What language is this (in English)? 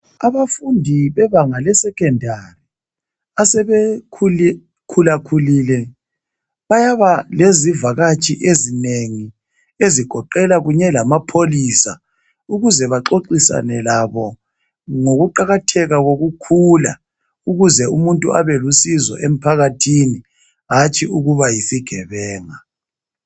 North Ndebele